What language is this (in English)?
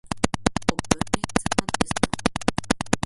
Slovenian